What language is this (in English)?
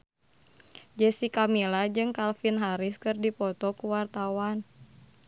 Sundanese